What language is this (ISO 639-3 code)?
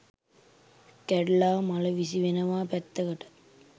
sin